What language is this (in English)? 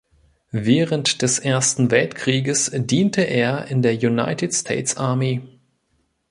German